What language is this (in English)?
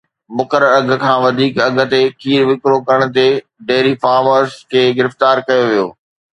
Sindhi